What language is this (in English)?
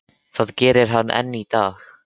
Icelandic